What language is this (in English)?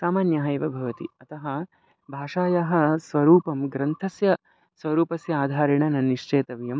Sanskrit